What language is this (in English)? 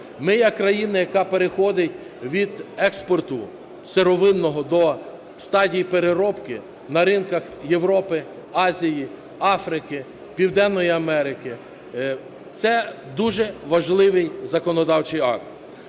Ukrainian